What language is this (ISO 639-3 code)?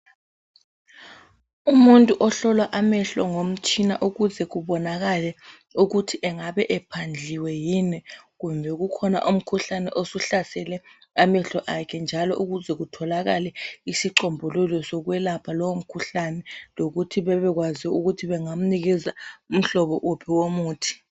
nde